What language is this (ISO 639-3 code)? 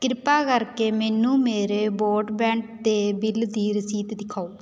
pan